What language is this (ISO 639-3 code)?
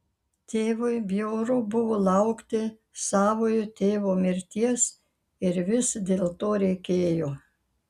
lit